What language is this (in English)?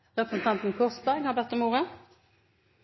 Norwegian Bokmål